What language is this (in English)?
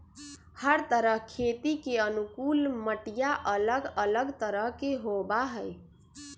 Magahi